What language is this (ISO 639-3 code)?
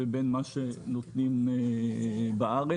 heb